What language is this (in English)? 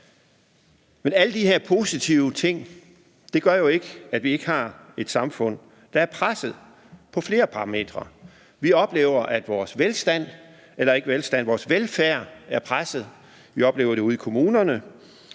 Danish